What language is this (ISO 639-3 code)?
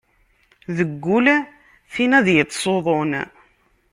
kab